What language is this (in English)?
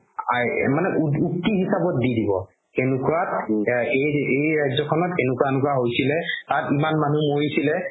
Assamese